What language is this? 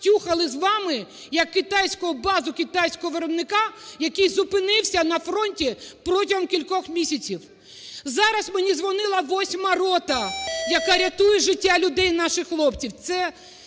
Ukrainian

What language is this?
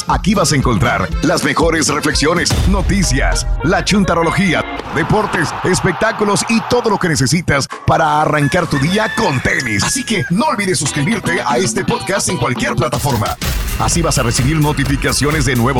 Spanish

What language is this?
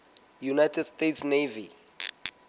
Southern Sotho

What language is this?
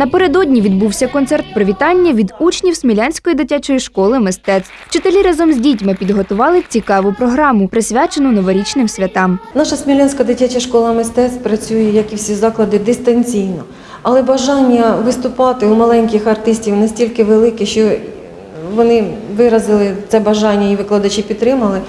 Ukrainian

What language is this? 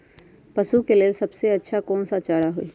Magahi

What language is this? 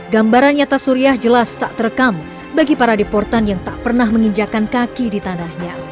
Indonesian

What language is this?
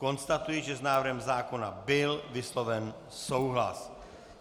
Czech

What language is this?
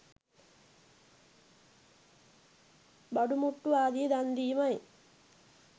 Sinhala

